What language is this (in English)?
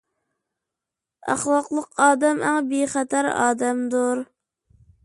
Uyghur